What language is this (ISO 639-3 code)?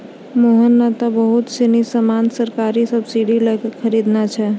mai